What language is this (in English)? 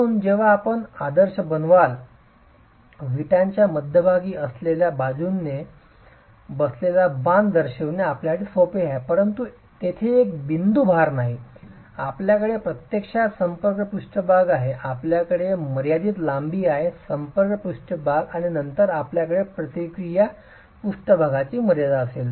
Marathi